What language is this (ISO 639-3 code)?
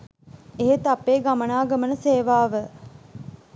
sin